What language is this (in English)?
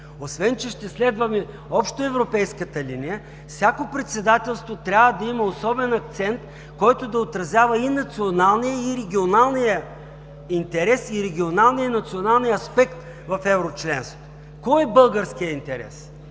Bulgarian